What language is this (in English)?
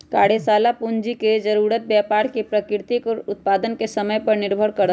Magahi